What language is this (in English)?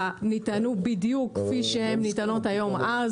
Hebrew